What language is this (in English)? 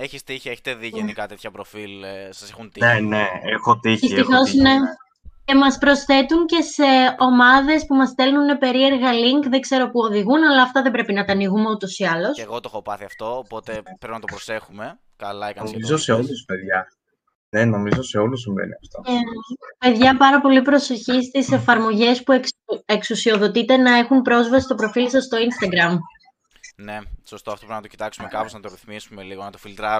Greek